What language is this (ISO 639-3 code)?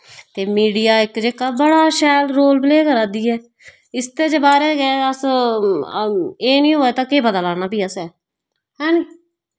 doi